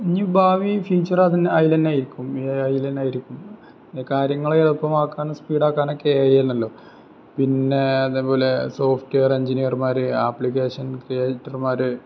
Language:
Malayalam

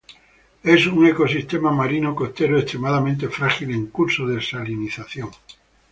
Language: Spanish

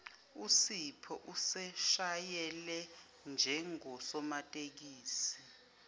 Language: Zulu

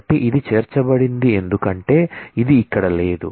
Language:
Telugu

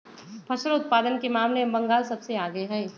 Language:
Magahi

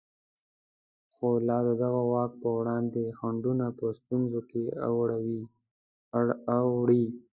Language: Pashto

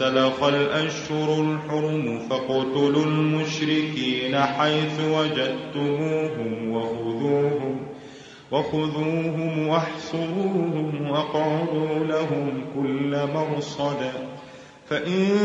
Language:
Arabic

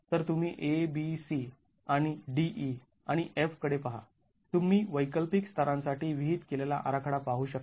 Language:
Marathi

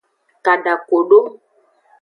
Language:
Aja (Benin)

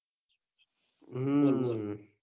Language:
Gujarati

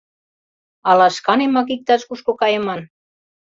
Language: Mari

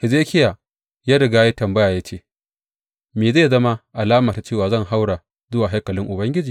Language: Hausa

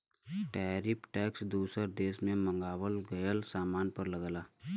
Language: Bhojpuri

